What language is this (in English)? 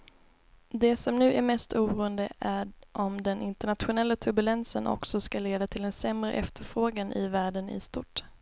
Swedish